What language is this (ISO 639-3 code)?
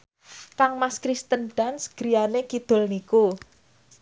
jav